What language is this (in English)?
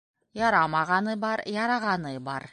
Bashkir